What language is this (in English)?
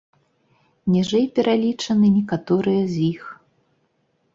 Belarusian